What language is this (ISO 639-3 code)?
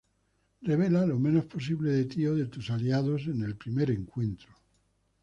spa